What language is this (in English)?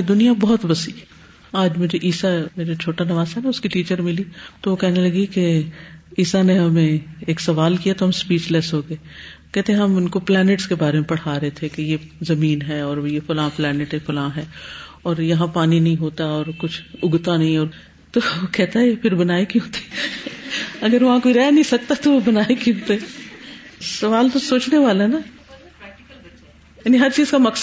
Urdu